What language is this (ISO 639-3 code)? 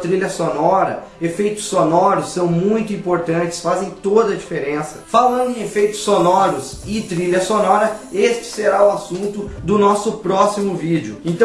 por